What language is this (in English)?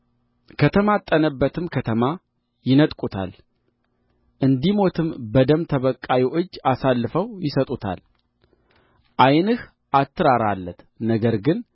Amharic